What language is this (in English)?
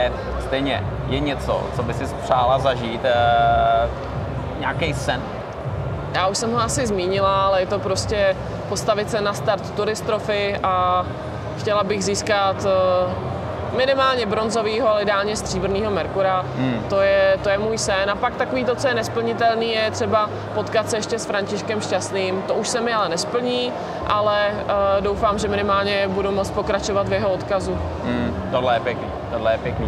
Czech